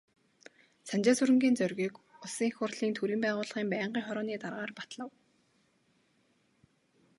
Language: Mongolian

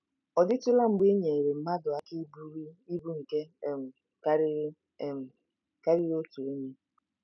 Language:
Igbo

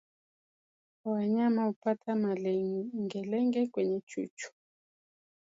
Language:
Swahili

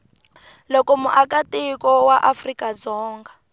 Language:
Tsonga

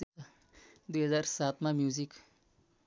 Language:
Nepali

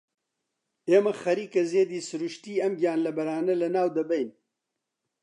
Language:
Central Kurdish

